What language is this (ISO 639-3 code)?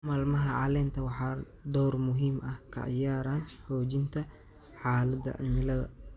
som